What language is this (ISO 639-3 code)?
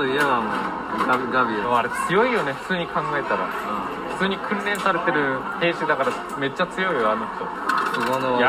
jpn